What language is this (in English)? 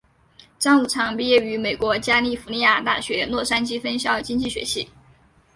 Chinese